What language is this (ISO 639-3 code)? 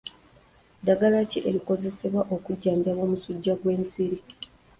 lug